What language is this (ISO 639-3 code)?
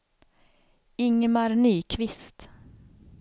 swe